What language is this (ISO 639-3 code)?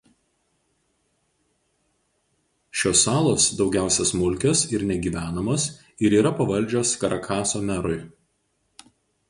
lit